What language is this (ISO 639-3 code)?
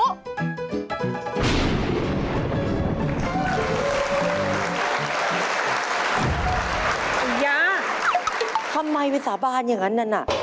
tha